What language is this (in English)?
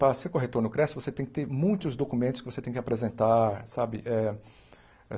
Portuguese